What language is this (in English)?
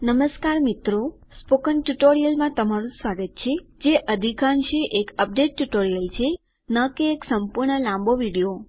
Gujarati